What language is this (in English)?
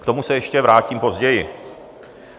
Czech